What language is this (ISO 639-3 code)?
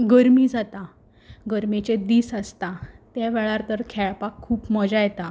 kok